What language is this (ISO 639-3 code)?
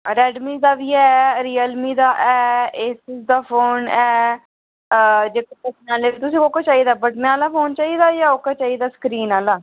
doi